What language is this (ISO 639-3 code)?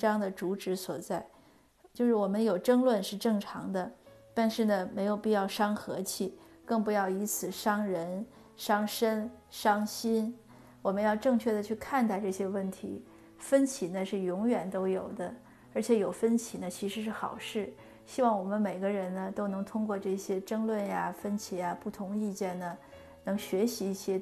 zho